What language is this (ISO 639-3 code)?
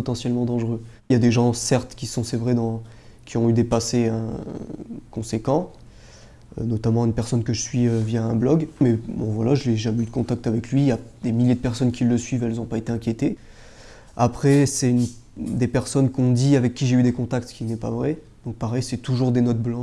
fra